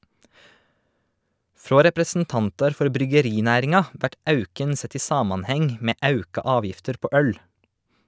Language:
Norwegian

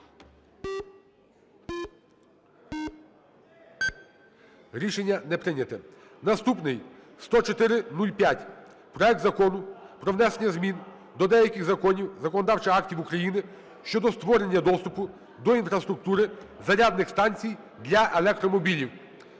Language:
Ukrainian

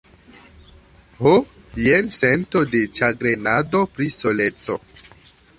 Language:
Esperanto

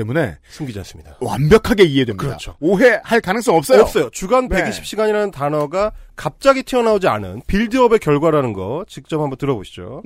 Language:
Korean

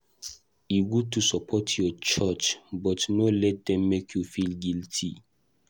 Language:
Nigerian Pidgin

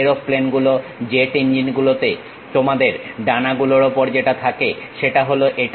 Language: Bangla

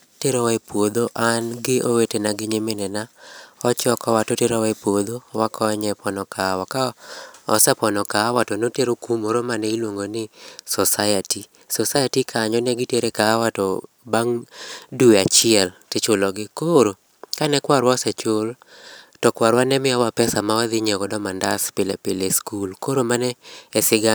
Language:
Luo (Kenya and Tanzania)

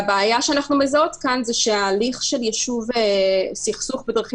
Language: Hebrew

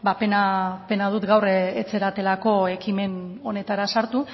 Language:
Basque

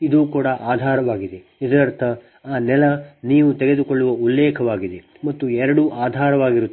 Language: Kannada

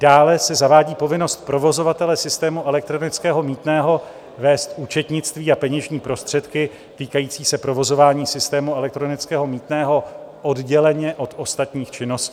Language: Czech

